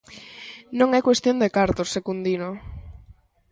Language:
Galician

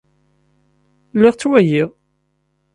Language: Kabyle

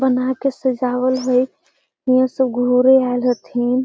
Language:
Magahi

